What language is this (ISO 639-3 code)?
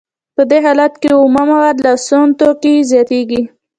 pus